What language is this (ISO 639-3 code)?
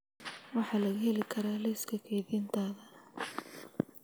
som